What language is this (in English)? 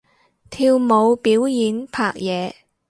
Cantonese